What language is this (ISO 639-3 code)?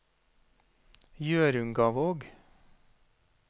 nor